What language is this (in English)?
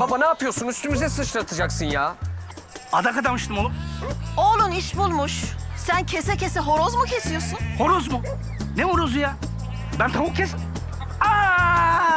Turkish